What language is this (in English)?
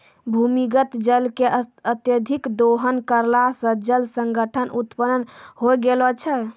Maithili